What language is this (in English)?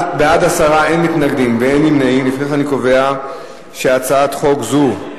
Hebrew